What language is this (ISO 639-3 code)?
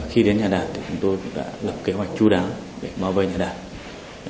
vie